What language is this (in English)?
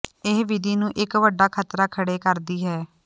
Punjabi